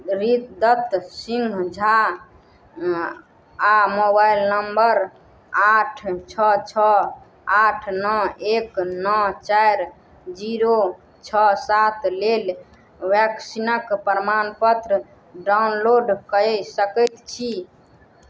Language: Maithili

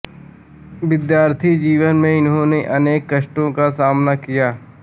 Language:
Hindi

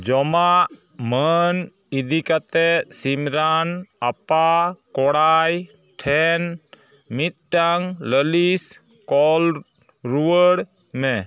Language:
Santali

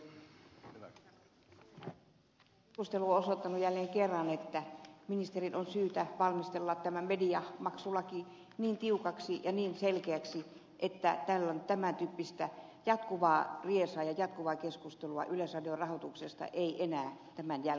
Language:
Finnish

